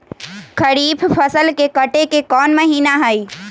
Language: Magahi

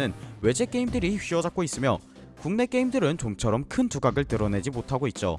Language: Korean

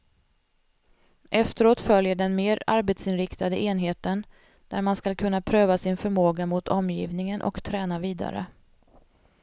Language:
Swedish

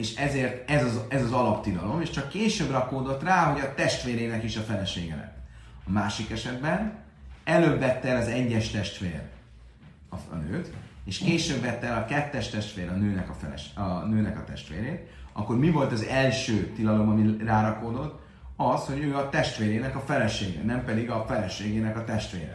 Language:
Hungarian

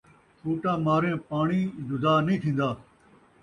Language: Saraiki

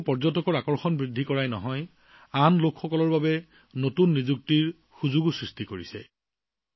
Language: Assamese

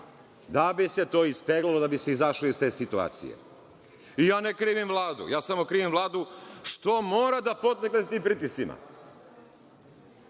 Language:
Serbian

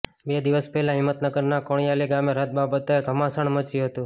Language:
Gujarati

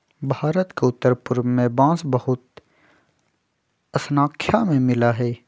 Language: Magahi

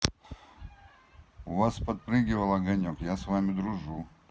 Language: Russian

